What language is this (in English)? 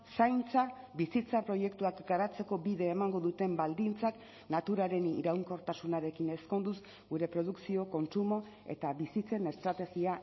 Basque